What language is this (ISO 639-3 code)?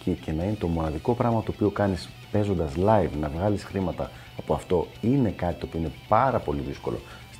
ell